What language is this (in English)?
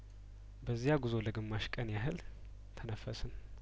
Amharic